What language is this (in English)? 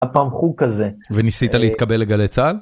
Hebrew